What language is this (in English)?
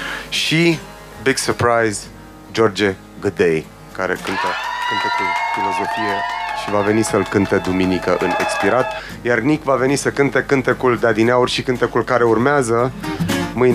Romanian